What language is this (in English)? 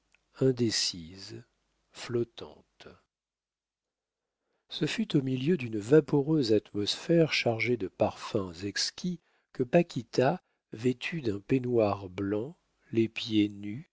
French